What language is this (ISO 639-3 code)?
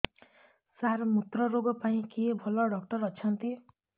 ori